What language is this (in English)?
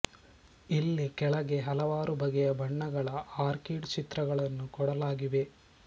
Kannada